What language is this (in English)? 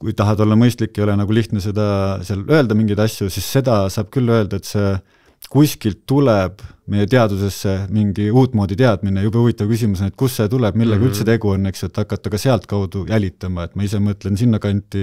Finnish